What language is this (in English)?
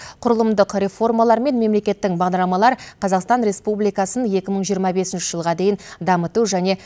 Kazakh